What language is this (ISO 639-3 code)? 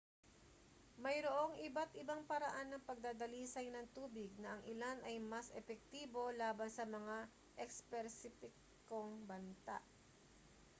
fil